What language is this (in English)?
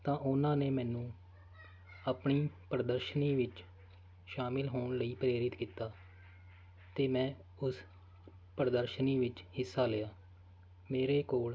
Punjabi